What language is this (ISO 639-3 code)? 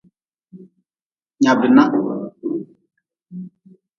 nmz